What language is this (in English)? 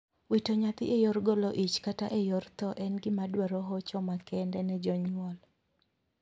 Luo (Kenya and Tanzania)